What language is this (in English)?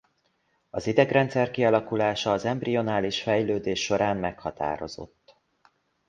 Hungarian